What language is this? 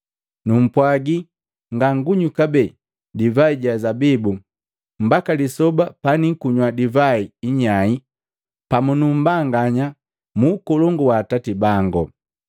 Matengo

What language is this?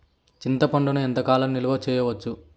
Telugu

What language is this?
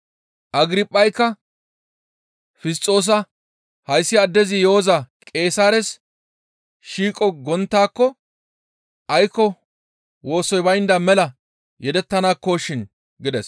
Gamo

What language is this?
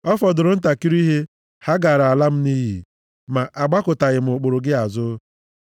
Igbo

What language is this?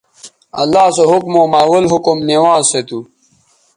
Bateri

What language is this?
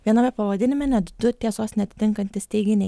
Lithuanian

